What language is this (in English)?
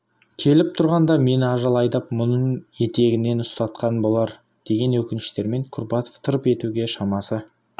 Kazakh